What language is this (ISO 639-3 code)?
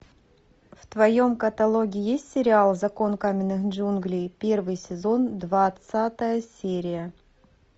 rus